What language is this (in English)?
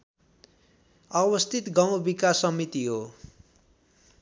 Nepali